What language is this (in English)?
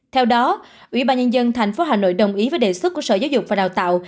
Vietnamese